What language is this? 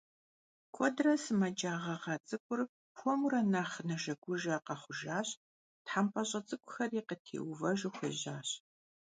Kabardian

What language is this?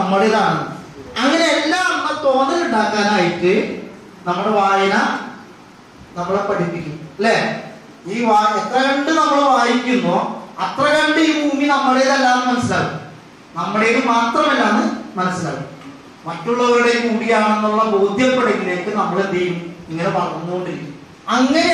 Malayalam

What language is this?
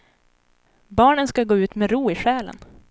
Swedish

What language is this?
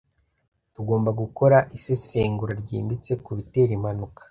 Kinyarwanda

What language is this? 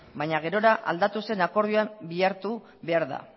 Basque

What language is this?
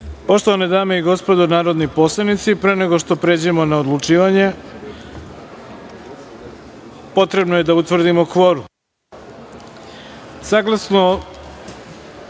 Serbian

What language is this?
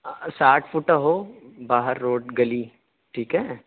Urdu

